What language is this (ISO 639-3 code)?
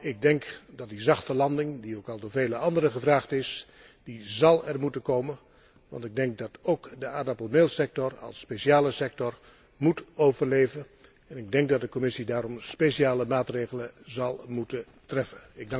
nld